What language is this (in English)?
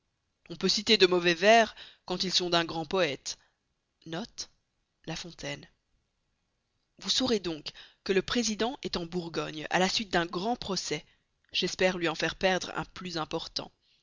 French